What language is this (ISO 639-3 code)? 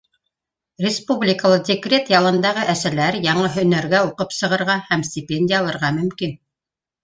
bak